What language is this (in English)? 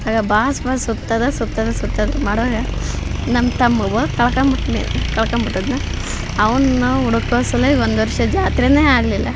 Kannada